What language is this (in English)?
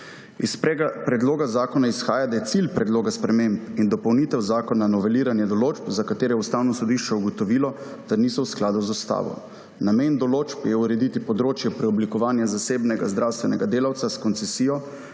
Slovenian